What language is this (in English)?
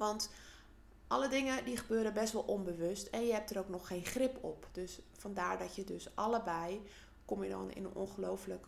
Dutch